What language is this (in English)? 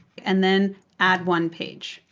English